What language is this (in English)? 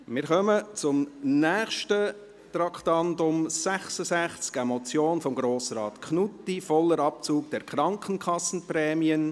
Swiss German